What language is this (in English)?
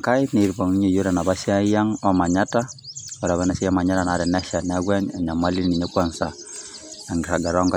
Masai